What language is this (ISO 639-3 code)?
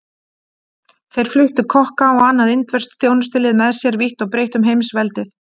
isl